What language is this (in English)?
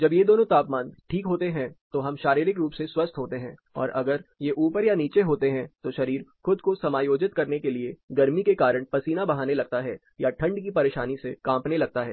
Hindi